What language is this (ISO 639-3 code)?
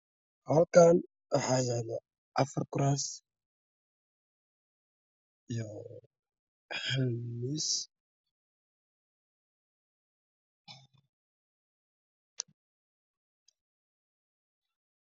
som